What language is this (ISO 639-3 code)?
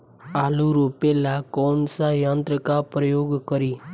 bho